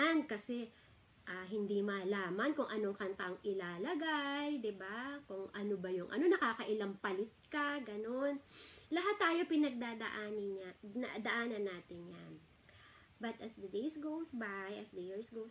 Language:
Filipino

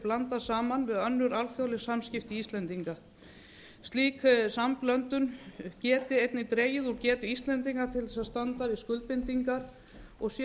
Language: Icelandic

